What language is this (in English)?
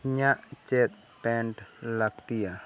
Santali